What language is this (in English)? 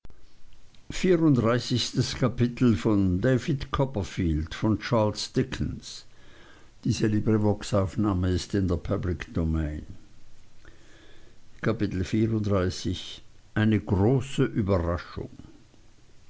German